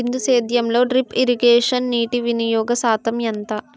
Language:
Telugu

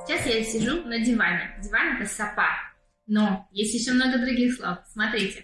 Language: Russian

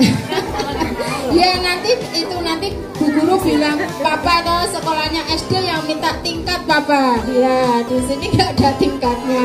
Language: Indonesian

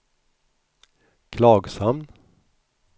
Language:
Swedish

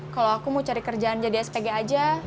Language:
Indonesian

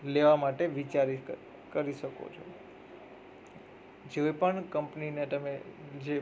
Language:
Gujarati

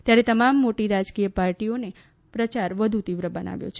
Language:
Gujarati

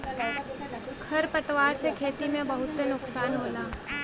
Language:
Bhojpuri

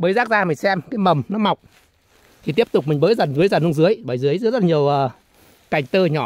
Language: Vietnamese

